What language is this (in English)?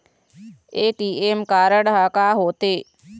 Chhattisgarhi